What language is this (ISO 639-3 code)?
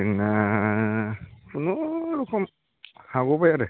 brx